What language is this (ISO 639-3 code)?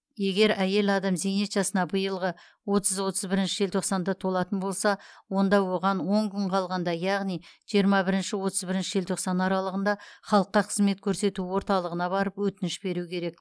kaz